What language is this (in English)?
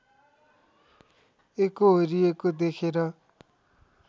Nepali